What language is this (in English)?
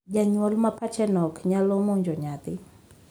Luo (Kenya and Tanzania)